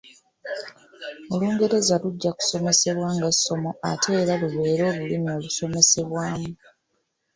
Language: Ganda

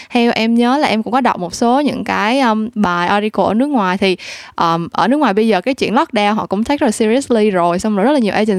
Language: Vietnamese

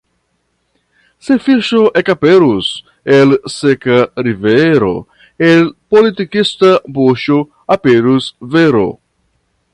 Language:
Esperanto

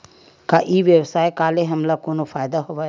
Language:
Chhattisgarhi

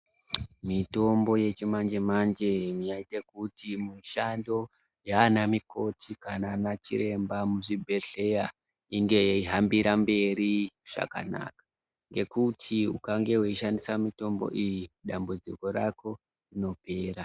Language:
Ndau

